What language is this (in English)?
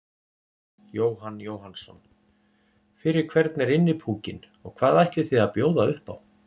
Icelandic